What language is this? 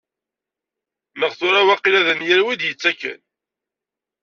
Kabyle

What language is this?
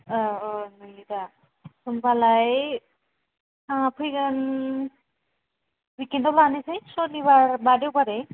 Bodo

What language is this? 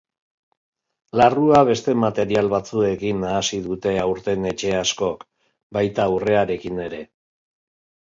Basque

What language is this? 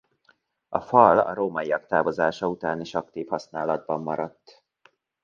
Hungarian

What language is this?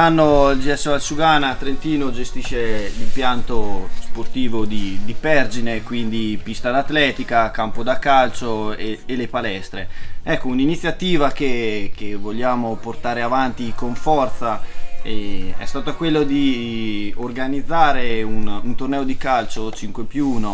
Italian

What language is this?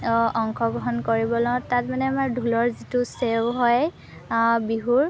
Assamese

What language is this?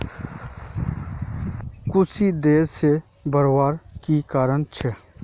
Magahi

